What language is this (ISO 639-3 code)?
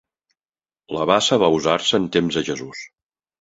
cat